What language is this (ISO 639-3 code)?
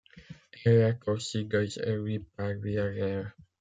fra